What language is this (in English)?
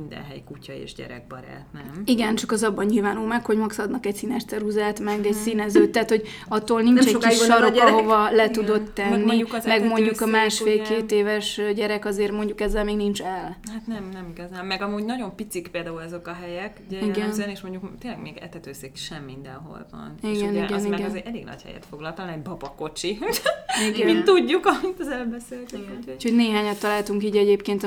Hungarian